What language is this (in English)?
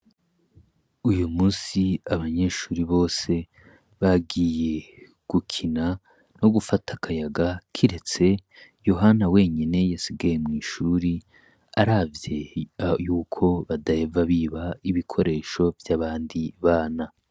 Rundi